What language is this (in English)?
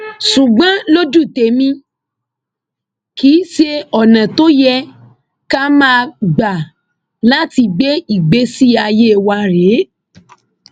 Yoruba